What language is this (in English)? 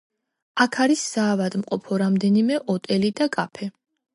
Georgian